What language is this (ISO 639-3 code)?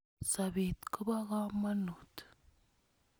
kln